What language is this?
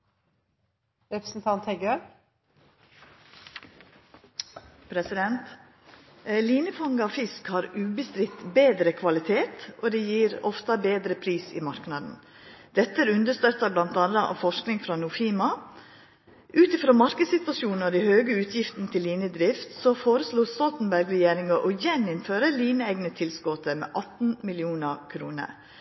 Norwegian Nynorsk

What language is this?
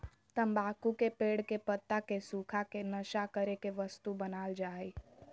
Magahi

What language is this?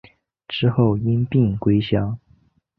Chinese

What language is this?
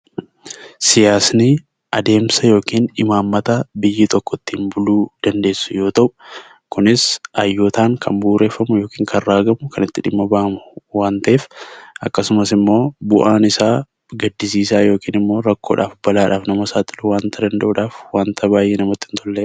Oromo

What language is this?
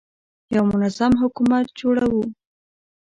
Pashto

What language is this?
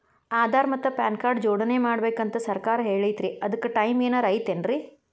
Kannada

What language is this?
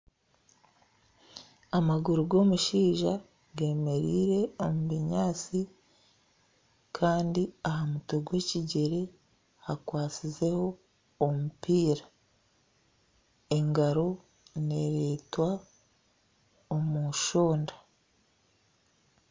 Nyankole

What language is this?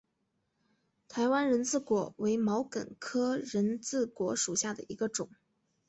Chinese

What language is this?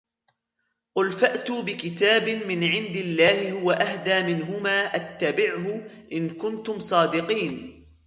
Arabic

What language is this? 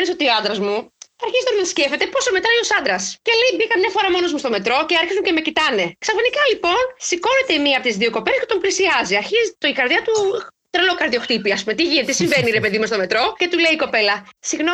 Greek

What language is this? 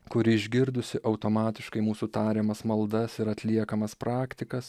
Lithuanian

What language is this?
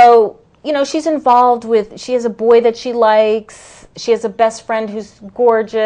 English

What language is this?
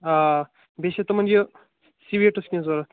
Kashmiri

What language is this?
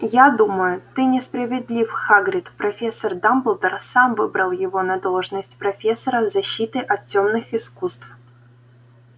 Russian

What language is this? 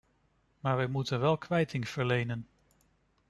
Dutch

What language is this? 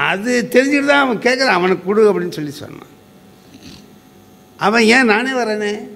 Tamil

